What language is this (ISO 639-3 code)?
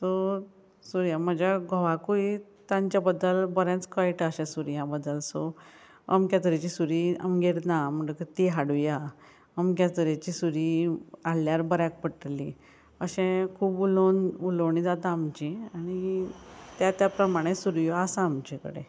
kok